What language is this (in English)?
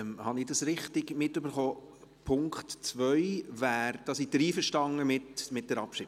Swiss German